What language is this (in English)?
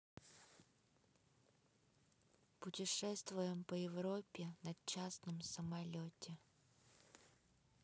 Russian